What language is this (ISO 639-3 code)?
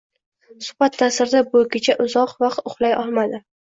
uzb